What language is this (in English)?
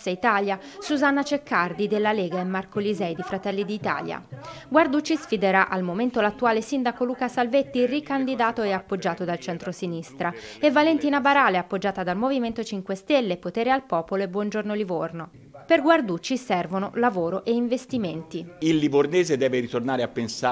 Italian